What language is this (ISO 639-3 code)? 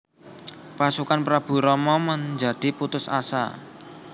jav